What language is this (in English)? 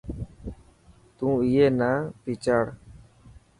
Dhatki